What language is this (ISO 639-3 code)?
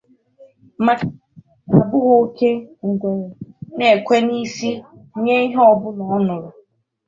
ibo